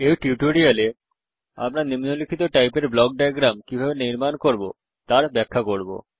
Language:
Bangla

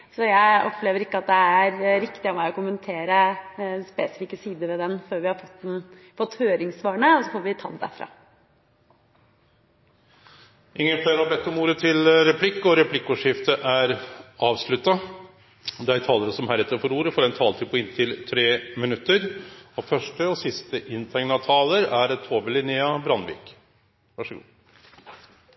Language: Norwegian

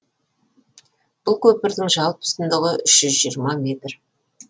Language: Kazakh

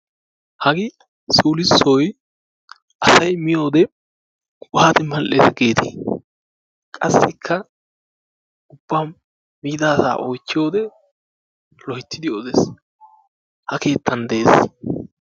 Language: Wolaytta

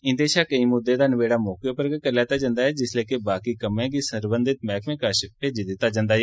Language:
Dogri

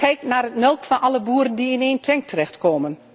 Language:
Dutch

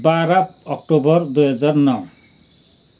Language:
Nepali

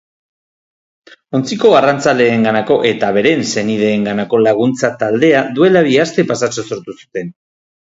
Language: Basque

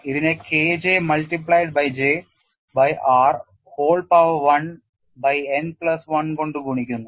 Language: Malayalam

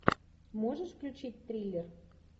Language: Russian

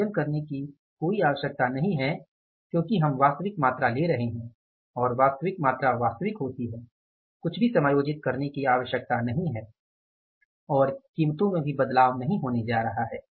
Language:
Hindi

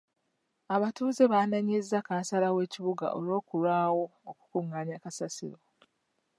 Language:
Ganda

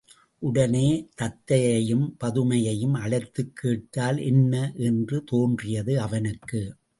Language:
Tamil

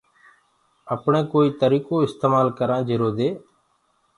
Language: Gurgula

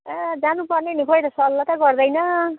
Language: Nepali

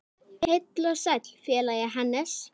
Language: Icelandic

